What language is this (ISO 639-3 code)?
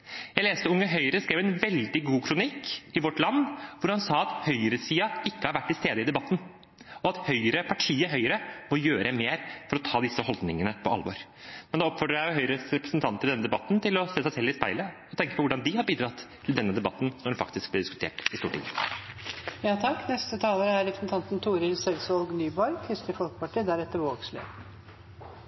nor